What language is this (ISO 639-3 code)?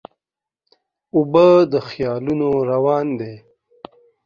pus